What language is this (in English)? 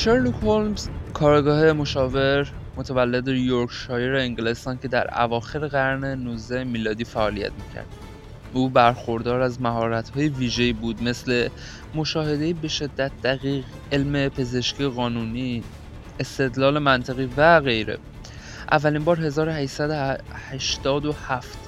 Persian